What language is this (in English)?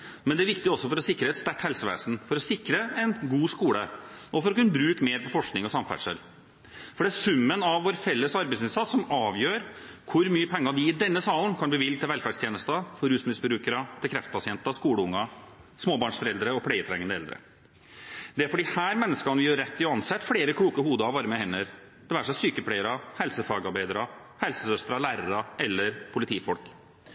Norwegian Bokmål